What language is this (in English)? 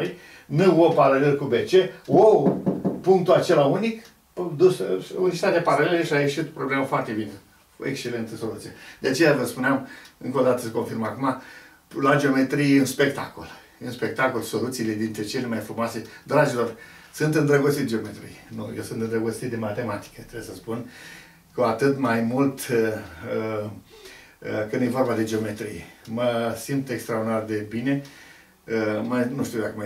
Romanian